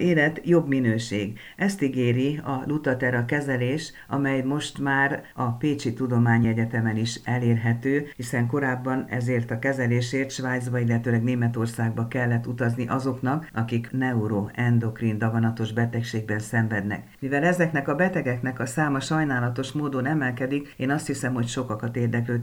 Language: Hungarian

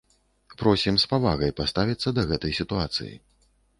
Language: Belarusian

